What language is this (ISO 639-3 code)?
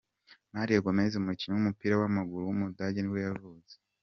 kin